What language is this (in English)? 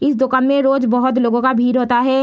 Hindi